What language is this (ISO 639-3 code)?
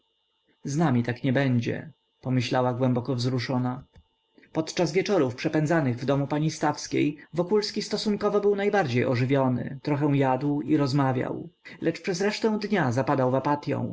pol